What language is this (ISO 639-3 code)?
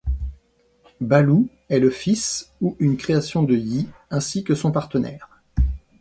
fra